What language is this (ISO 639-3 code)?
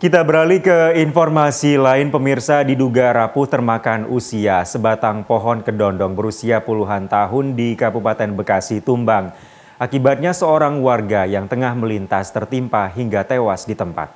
ind